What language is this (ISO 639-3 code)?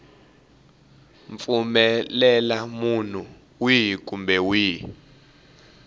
tso